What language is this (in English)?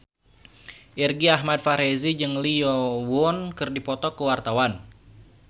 Sundanese